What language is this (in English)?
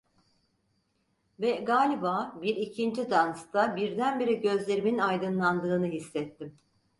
Turkish